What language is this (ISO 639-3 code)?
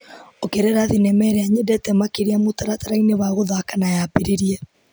kik